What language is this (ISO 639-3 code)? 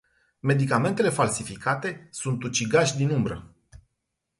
ron